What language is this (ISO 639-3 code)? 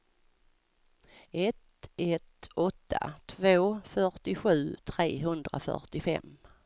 swe